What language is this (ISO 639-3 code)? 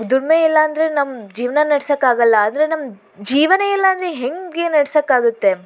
kan